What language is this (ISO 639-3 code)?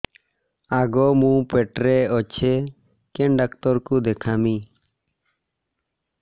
ori